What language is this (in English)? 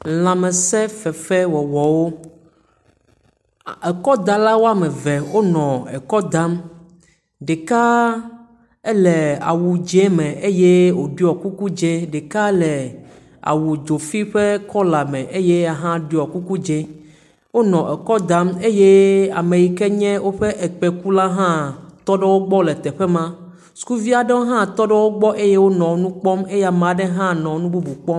Ewe